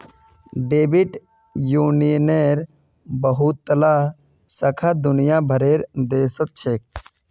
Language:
Magahi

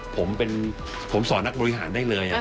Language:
Thai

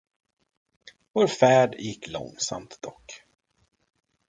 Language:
Swedish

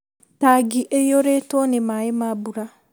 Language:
Kikuyu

